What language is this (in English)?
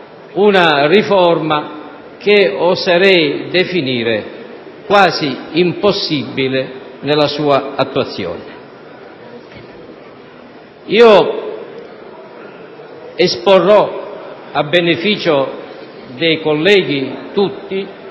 Italian